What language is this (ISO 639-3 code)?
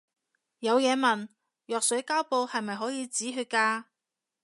yue